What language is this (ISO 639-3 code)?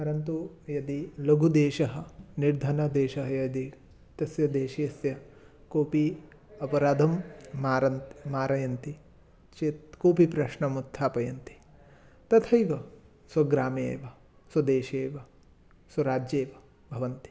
san